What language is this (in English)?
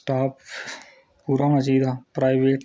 Dogri